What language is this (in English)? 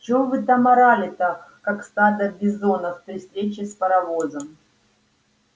Russian